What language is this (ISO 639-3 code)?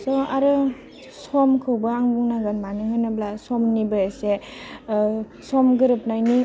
brx